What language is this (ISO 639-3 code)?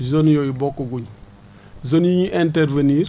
wol